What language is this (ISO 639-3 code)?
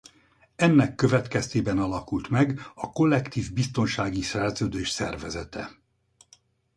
hun